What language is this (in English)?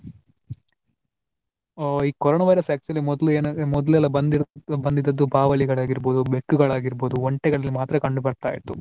Kannada